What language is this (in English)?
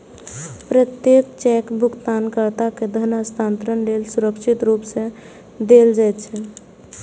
Maithili